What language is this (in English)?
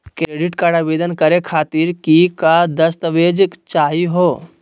Magahi